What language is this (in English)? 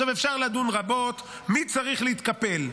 Hebrew